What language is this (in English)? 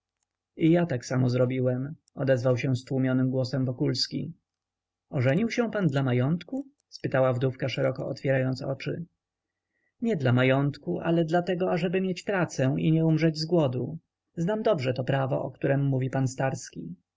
Polish